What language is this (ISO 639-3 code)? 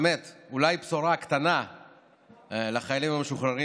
heb